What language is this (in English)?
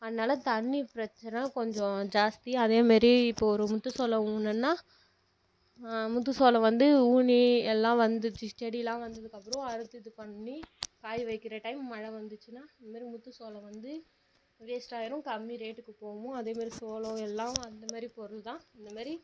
Tamil